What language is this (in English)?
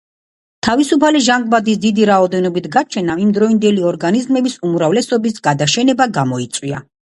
Georgian